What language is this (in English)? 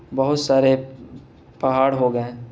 Urdu